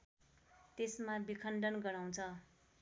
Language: Nepali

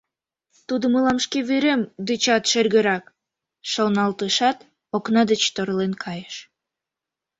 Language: Mari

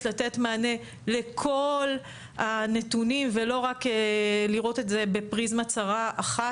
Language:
Hebrew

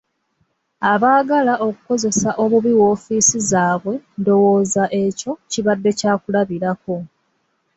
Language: Ganda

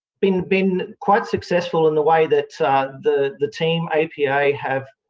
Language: English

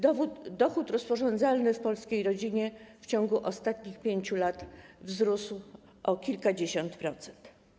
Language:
Polish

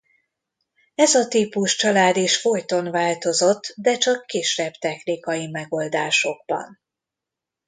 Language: Hungarian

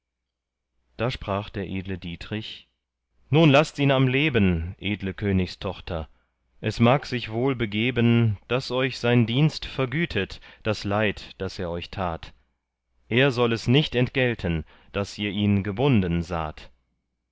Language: German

